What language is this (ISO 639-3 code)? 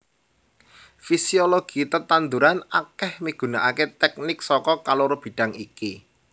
jav